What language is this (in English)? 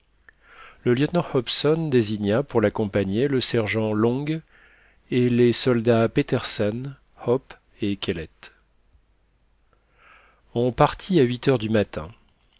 French